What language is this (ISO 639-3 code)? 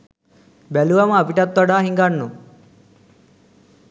sin